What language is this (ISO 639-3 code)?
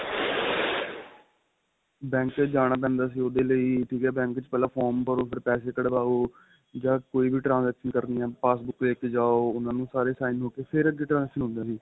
pan